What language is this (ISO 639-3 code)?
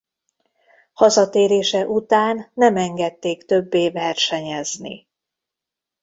hun